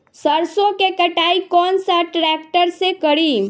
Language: Bhojpuri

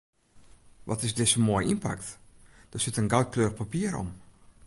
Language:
Western Frisian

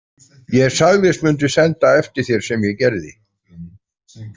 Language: Icelandic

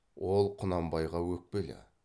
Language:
Kazakh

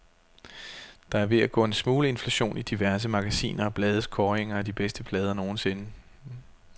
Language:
Danish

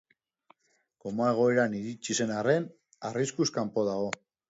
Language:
Basque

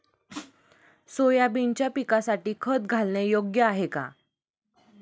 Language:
Marathi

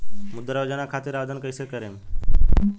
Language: Bhojpuri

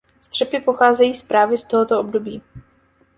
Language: Czech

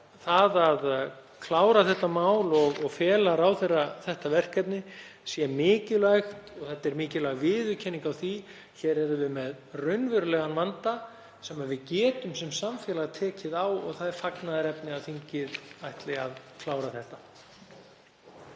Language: Icelandic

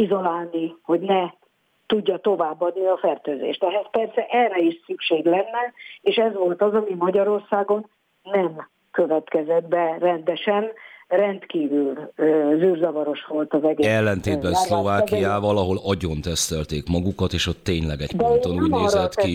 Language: Hungarian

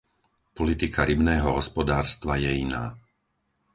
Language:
Slovak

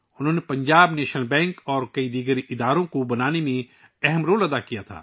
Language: Urdu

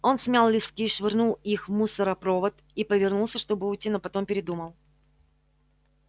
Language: Russian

